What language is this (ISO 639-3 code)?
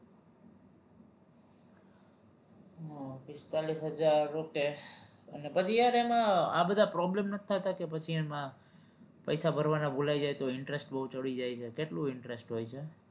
guj